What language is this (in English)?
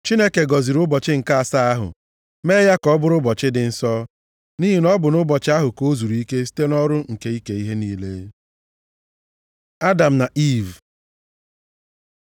Igbo